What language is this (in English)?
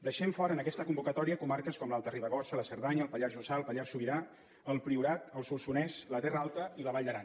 Catalan